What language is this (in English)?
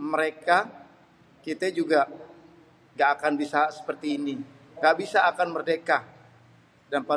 Betawi